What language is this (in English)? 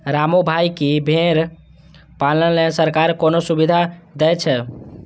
Maithili